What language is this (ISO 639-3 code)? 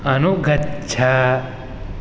san